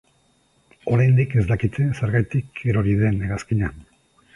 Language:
Basque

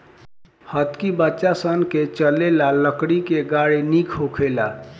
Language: Bhojpuri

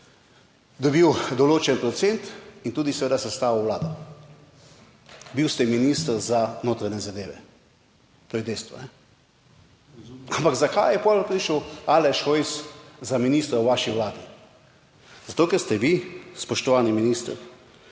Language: Slovenian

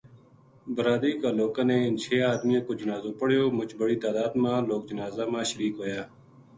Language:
Gujari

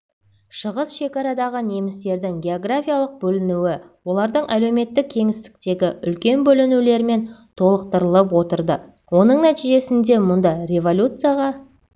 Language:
Kazakh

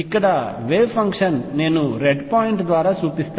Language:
Telugu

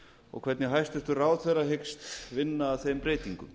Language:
Icelandic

